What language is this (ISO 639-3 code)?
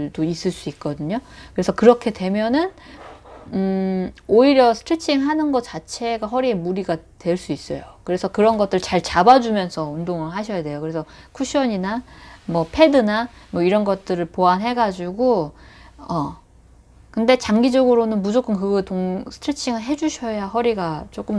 kor